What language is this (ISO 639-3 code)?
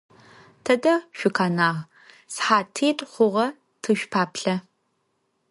ady